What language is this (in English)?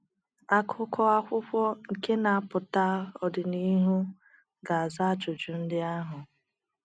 Igbo